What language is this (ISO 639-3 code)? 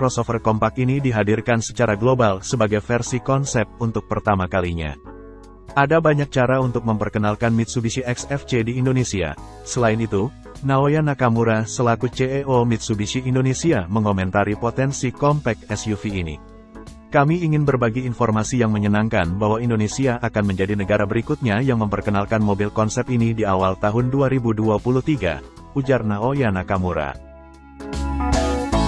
ind